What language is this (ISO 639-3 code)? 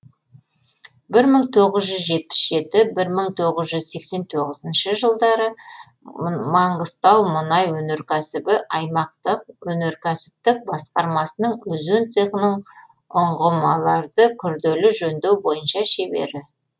kaz